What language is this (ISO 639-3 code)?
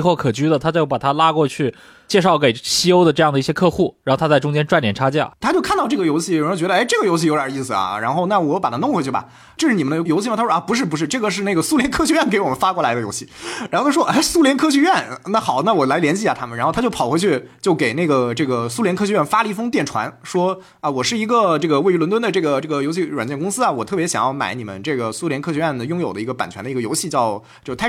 zho